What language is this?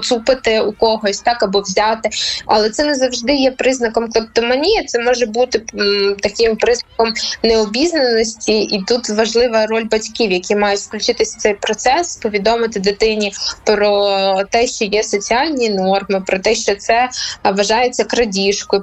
Ukrainian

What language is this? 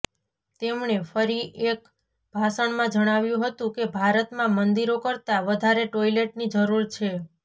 Gujarati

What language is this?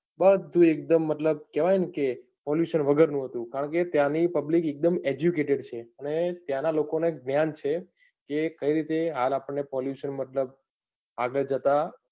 Gujarati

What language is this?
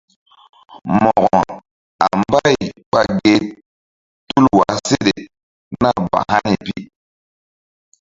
Mbum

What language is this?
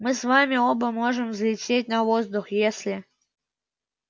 Russian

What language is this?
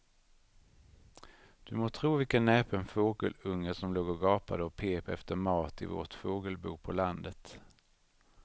Swedish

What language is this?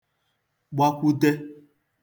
Igbo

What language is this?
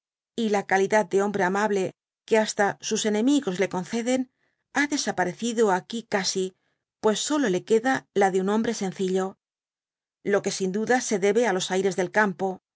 Spanish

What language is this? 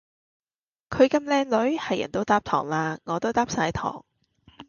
Cantonese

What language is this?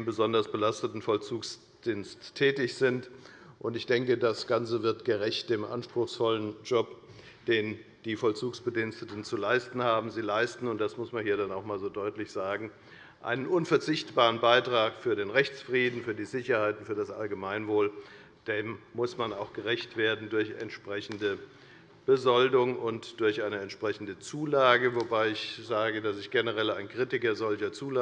German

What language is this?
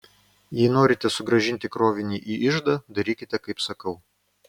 Lithuanian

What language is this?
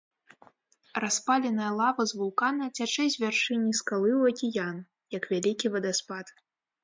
Belarusian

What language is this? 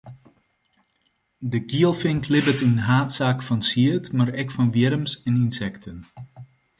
Western Frisian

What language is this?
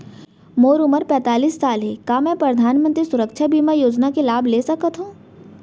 Chhattisgarhi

